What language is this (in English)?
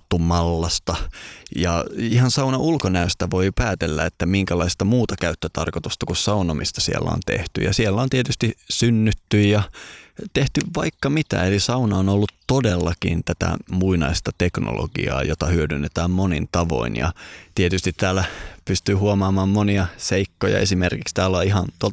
Finnish